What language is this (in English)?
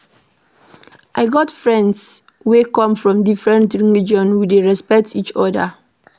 Nigerian Pidgin